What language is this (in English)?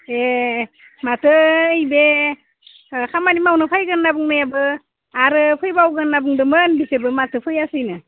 Bodo